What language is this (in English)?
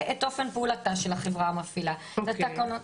Hebrew